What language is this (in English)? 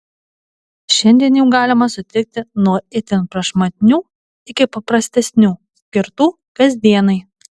Lithuanian